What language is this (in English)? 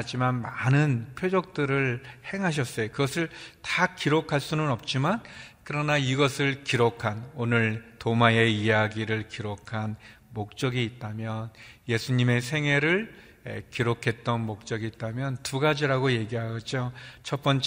Korean